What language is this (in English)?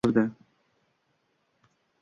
Uzbek